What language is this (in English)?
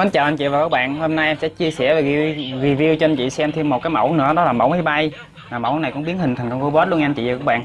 Vietnamese